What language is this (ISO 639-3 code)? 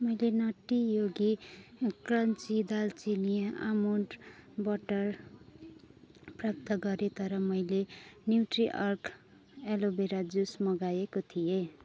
nep